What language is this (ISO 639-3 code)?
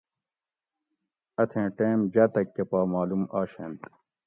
gwc